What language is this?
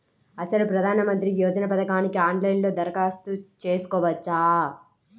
Telugu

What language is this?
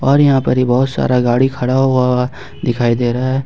Hindi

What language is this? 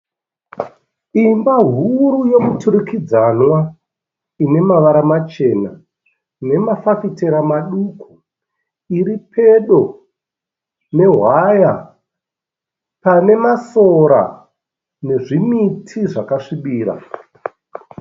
Shona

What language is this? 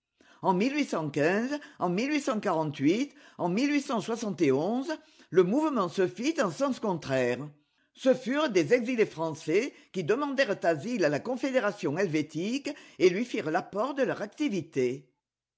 French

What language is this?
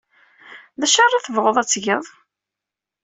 Kabyle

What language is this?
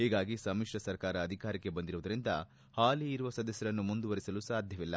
Kannada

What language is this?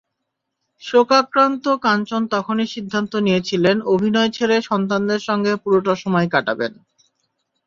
Bangla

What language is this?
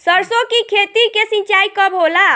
Bhojpuri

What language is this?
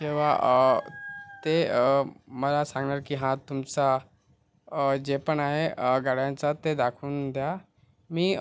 Marathi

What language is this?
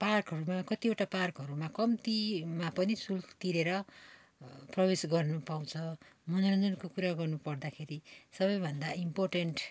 Nepali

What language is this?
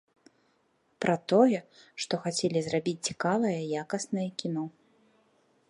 Belarusian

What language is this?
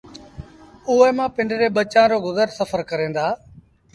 Sindhi Bhil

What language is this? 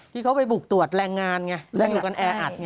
Thai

